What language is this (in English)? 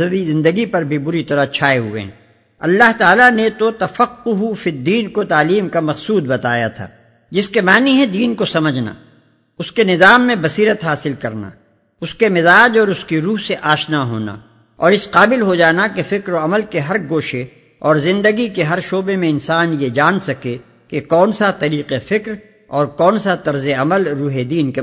Urdu